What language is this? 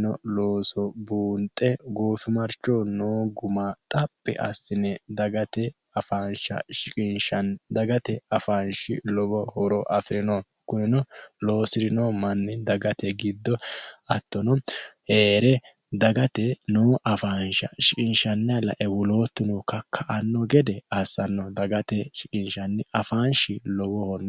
Sidamo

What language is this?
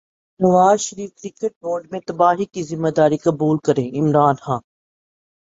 Urdu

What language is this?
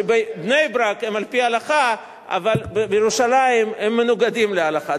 Hebrew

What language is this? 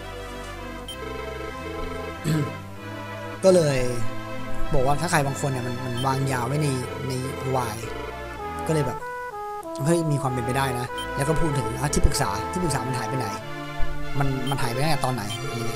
Thai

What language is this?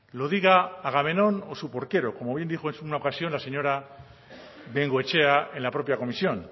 Spanish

